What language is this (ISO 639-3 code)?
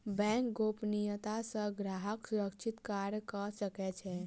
mai